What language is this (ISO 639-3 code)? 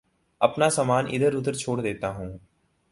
urd